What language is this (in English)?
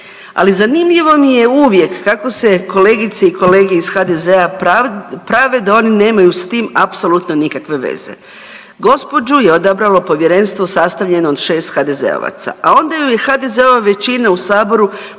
Croatian